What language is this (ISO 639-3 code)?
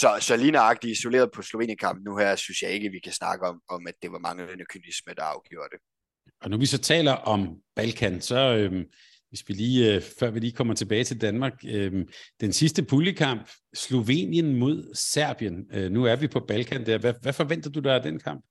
dan